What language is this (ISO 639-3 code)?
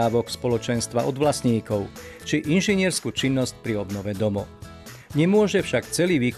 slk